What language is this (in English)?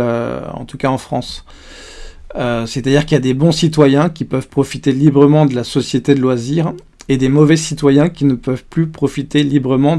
French